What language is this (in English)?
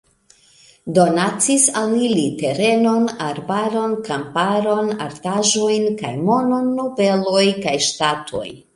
Esperanto